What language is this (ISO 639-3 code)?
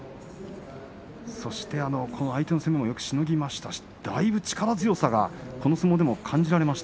jpn